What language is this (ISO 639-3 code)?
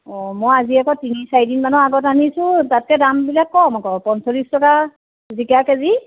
asm